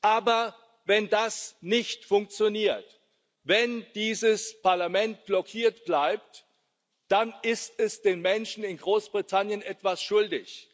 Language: German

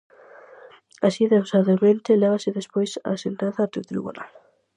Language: Galician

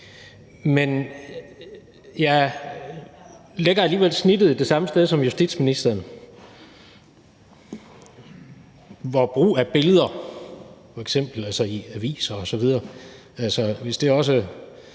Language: Danish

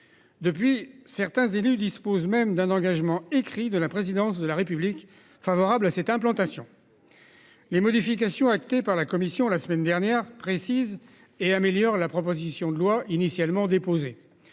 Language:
French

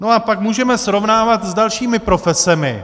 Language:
Czech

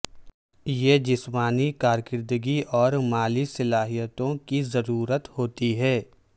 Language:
Urdu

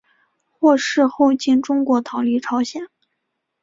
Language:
Chinese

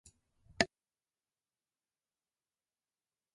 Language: Japanese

